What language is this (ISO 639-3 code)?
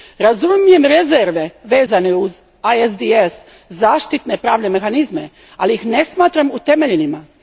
hrv